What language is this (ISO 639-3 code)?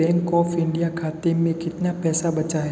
hin